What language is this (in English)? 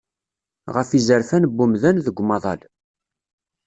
Kabyle